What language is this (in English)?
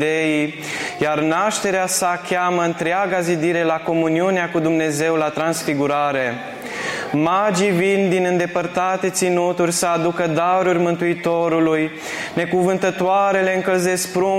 Romanian